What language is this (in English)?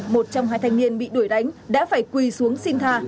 Vietnamese